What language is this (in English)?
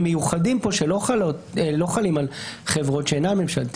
Hebrew